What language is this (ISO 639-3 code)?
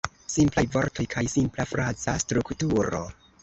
epo